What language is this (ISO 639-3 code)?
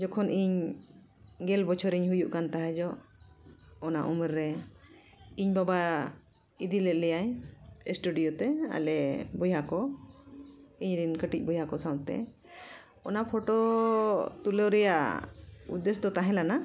sat